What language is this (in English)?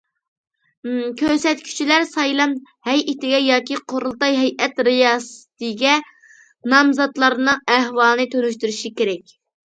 Uyghur